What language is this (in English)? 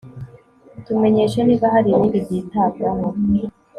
Kinyarwanda